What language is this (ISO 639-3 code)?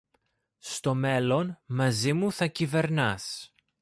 ell